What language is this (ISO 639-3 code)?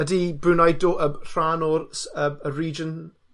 cym